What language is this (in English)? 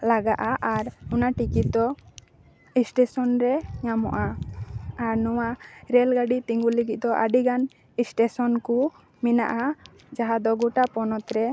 Santali